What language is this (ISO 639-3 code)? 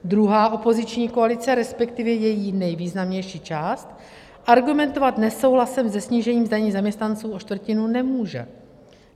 ces